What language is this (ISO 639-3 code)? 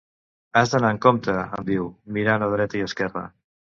cat